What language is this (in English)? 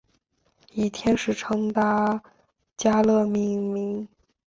Chinese